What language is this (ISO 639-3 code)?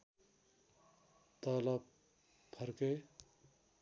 nep